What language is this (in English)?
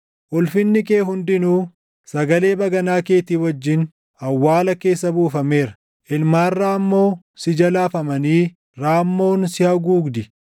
Oromo